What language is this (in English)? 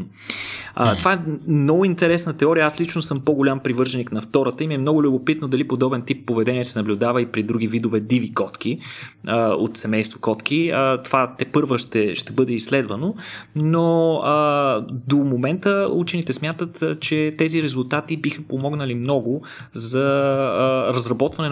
Bulgarian